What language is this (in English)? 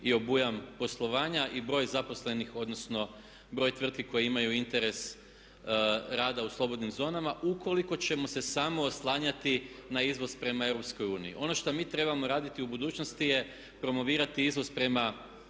Croatian